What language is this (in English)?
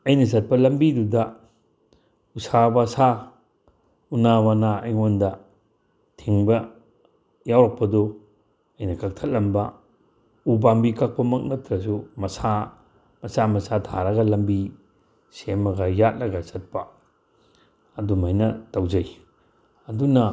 Manipuri